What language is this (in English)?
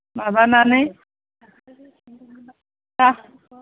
Bodo